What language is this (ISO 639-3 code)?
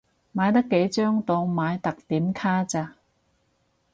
yue